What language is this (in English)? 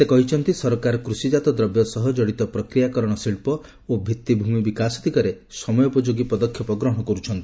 Odia